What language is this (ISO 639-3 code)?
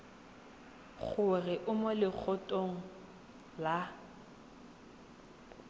tsn